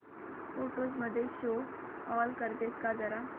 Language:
Marathi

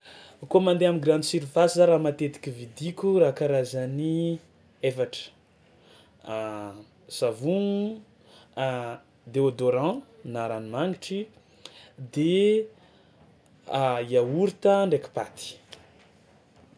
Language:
Tsimihety Malagasy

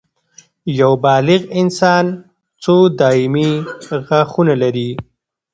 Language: Pashto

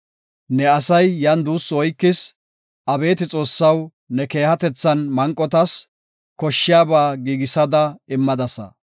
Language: Gofa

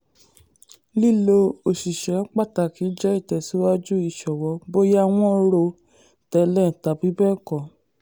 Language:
Yoruba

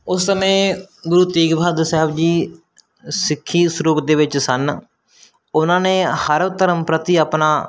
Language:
Punjabi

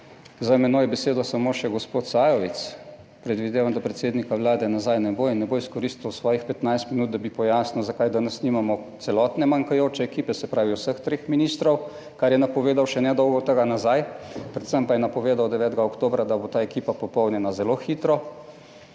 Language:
Slovenian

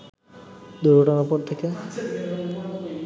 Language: Bangla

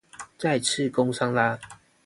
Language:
Chinese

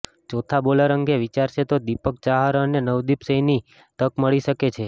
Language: Gujarati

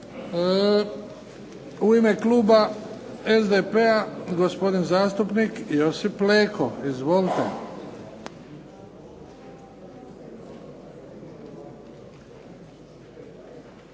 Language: Croatian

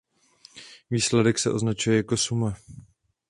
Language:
Czech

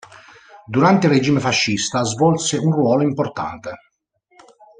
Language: Italian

